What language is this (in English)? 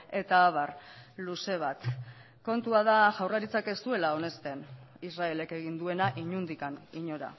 Basque